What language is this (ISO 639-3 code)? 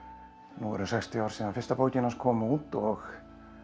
isl